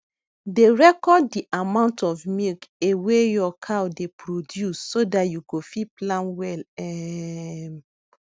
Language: Nigerian Pidgin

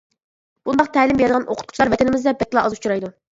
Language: Uyghur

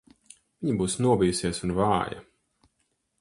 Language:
Latvian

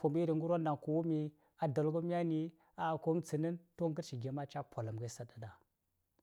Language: Saya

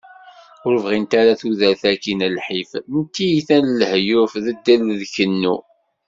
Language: Kabyle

